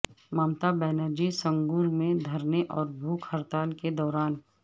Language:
Urdu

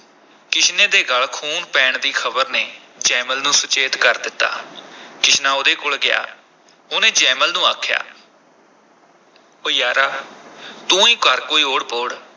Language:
Punjabi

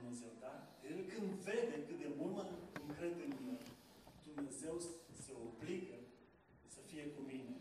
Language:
Romanian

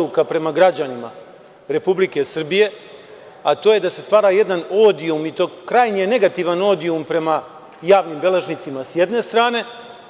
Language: Serbian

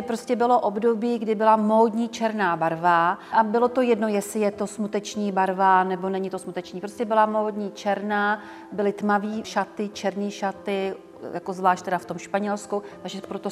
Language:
Czech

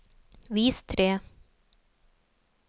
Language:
Norwegian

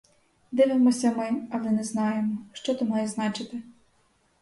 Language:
Ukrainian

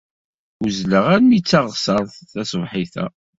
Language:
Kabyle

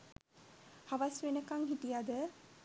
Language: Sinhala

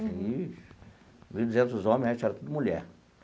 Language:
Portuguese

